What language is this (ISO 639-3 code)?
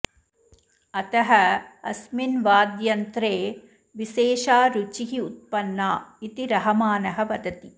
san